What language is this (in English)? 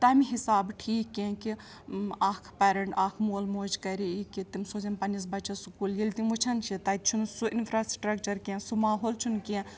Kashmiri